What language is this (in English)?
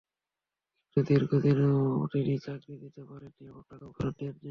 Bangla